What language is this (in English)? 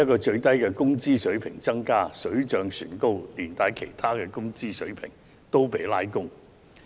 Cantonese